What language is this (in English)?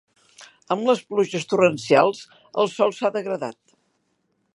Catalan